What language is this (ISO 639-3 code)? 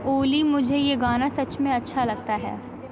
urd